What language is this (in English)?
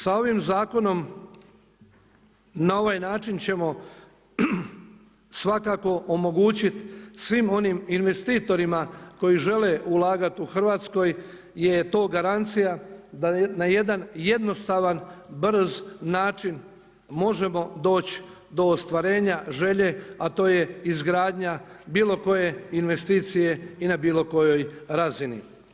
Croatian